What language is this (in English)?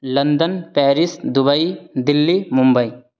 Maithili